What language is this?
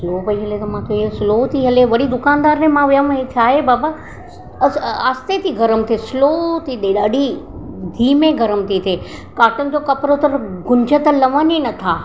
Sindhi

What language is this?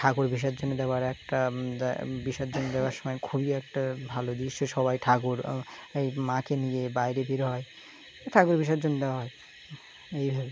Bangla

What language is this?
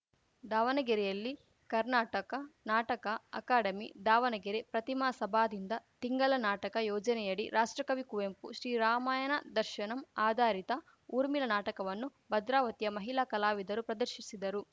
Kannada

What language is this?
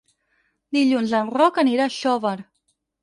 Catalan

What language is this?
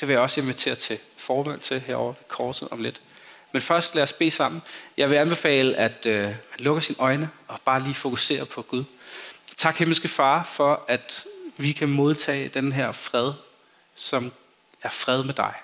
Danish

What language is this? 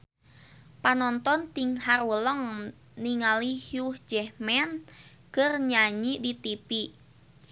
Sundanese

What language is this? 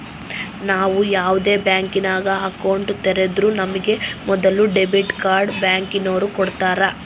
Kannada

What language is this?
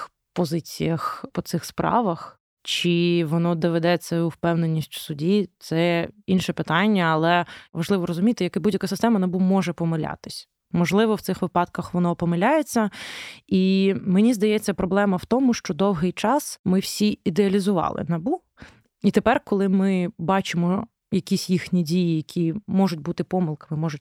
Ukrainian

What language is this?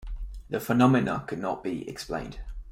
English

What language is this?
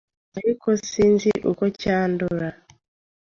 Kinyarwanda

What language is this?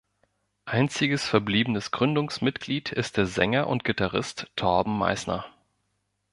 German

